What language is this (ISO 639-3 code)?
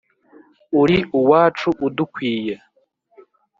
kin